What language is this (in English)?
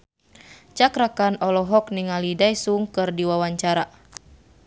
Sundanese